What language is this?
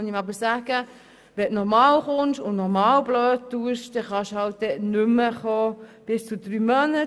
Swiss German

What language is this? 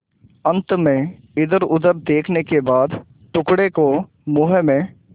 Hindi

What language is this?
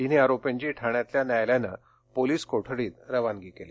Marathi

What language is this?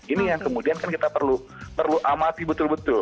Indonesian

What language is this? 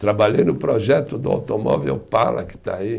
Portuguese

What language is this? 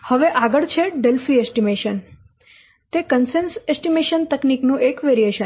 Gujarati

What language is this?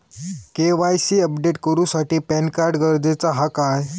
Marathi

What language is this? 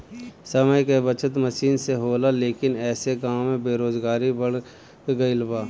Bhojpuri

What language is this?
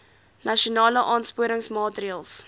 Afrikaans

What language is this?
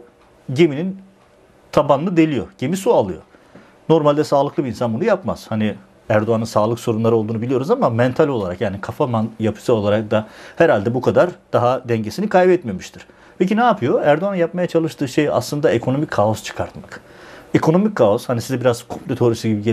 Turkish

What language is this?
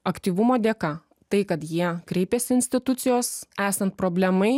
Lithuanian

